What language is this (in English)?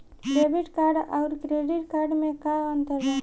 Bhojpuri